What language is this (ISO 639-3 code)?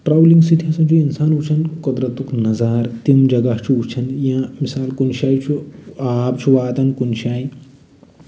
kas